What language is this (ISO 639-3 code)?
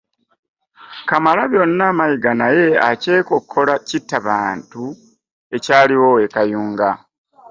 lug